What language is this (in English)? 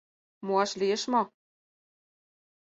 Mari